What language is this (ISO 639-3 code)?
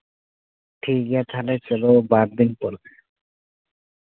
sat